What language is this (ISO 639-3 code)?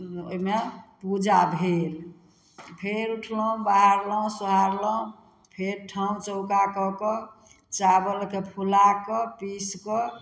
mai